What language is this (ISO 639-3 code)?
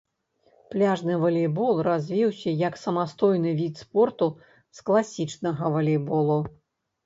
bel